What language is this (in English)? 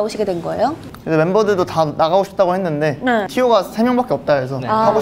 Korean